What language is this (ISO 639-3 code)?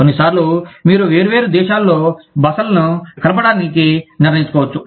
tel